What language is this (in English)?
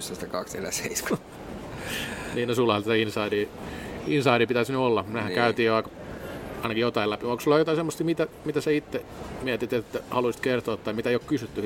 Finnish